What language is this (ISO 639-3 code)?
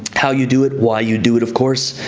eng